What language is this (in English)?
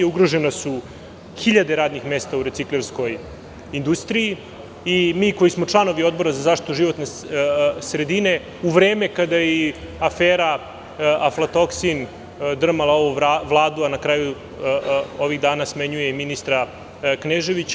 Serbian